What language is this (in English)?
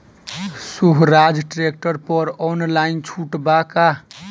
Bhojpuri